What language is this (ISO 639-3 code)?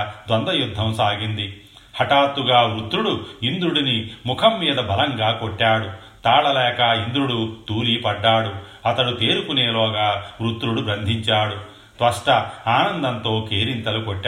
tel